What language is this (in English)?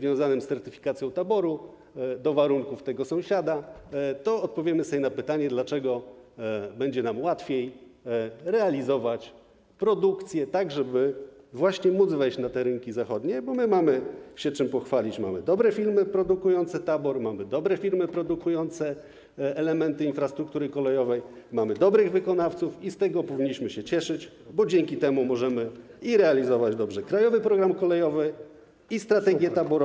Polish